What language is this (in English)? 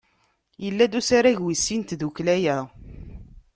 Kabyle